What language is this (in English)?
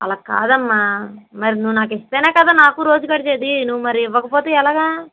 Telugu